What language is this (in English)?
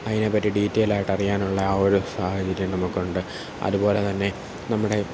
Malayalam